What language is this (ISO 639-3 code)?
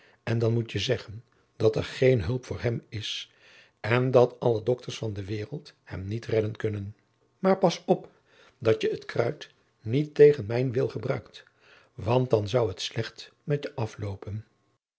nld